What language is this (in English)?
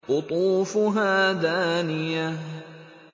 Arabic